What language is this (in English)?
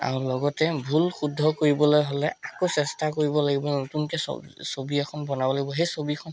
Assamese